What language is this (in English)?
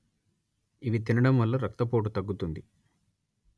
Telugu